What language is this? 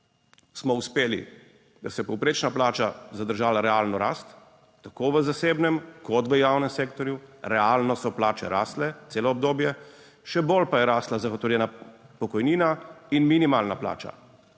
Slovenian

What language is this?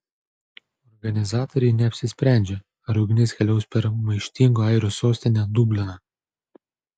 Lithuanian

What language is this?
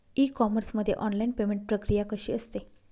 Marathi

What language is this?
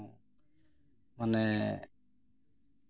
Santali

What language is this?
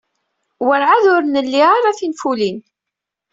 Kabyle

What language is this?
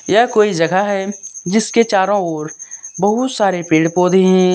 Hindi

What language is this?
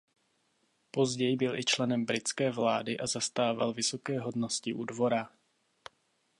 Czech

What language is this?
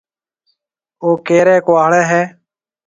Marwari (Pakistan)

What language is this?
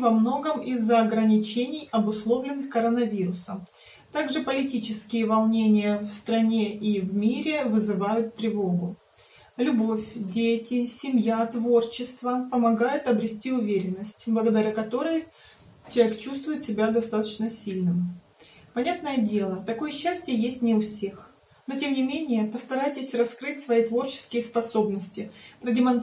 Russian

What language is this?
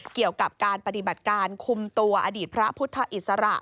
Thai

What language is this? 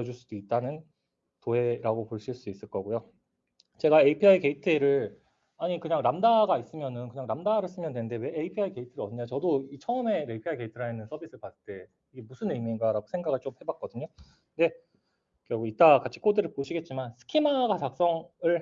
Korean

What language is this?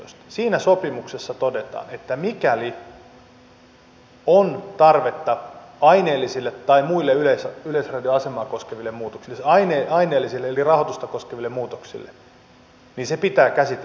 Finnish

